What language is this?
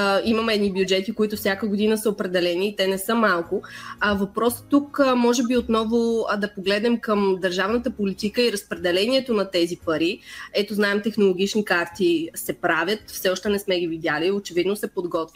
Bulgarian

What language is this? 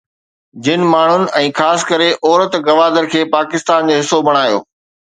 Sindhi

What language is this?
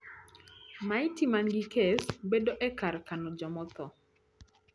Luo (Kenya and Tanzania)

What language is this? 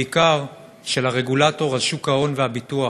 Hebrew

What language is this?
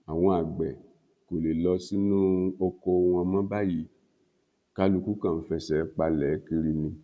Yoruba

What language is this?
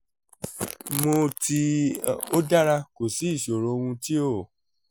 Yoruba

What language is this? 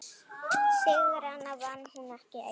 Icelandic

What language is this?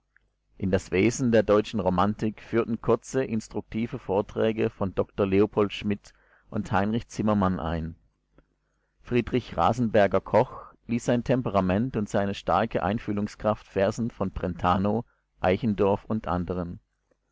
German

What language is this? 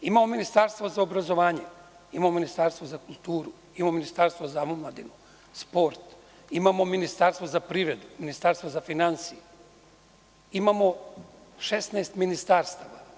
Serbian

